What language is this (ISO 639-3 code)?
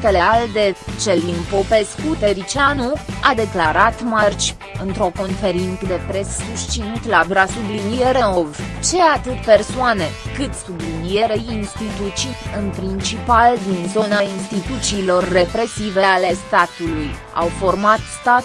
ron